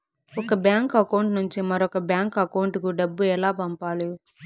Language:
Telugu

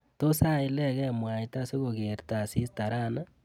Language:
Kalenjin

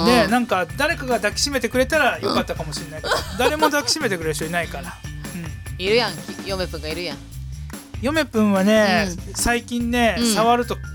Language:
Japanese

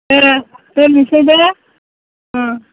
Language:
Bodo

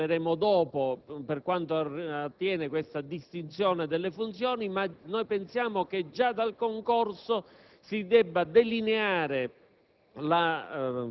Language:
Italian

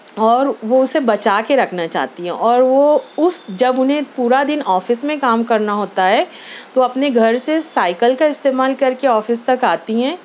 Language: Urdu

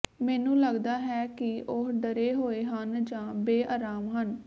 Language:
Punjabi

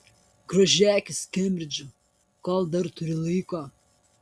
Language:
Lithuanian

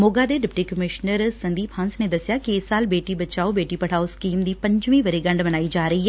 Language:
Punjabi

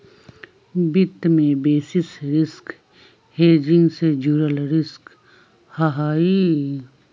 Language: Magahi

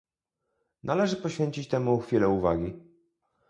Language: Polish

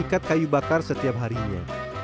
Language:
Indonesian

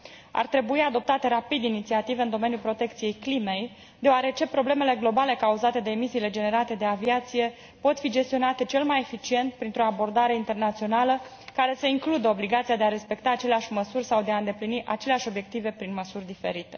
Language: Romanian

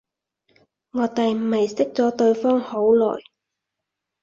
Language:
Cantonese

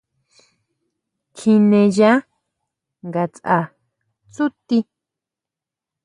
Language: Huautla Mazatec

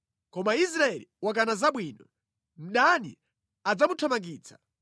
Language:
Nyanja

